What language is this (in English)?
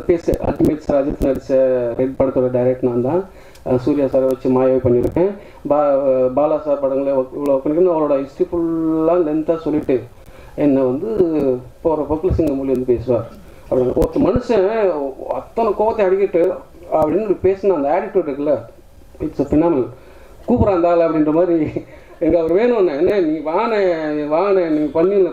Tamil